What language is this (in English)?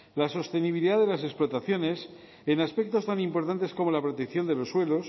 Spanish